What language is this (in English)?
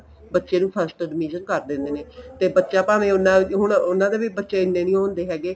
Punjabi